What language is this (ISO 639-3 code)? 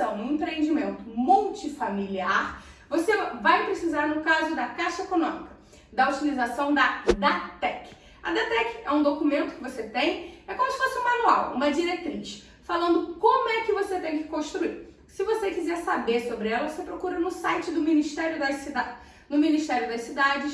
por